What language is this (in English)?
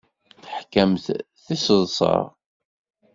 Kabyle